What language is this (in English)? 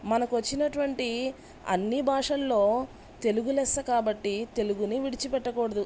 Telugu